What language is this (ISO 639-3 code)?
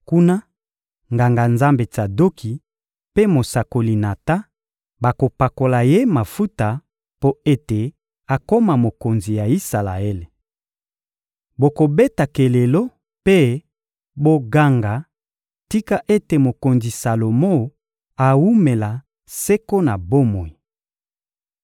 lin